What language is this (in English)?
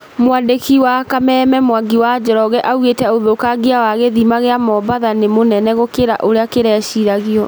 Kikuyu